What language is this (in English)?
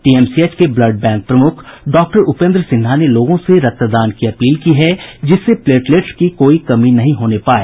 Hindi